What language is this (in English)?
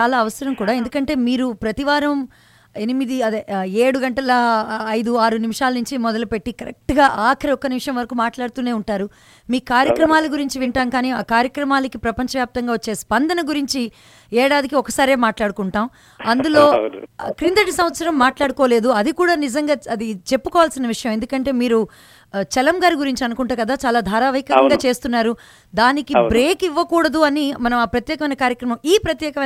Telugu